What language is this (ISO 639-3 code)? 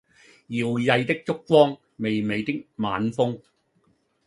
yue